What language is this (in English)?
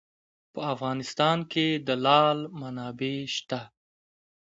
Pashto